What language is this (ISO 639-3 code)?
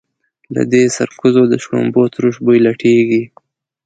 pus